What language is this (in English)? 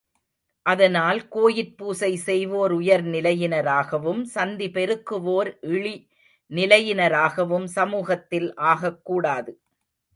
Tamil